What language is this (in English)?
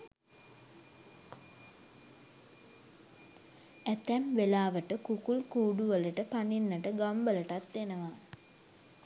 Sinhala